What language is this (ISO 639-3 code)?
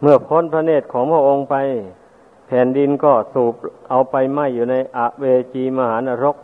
tha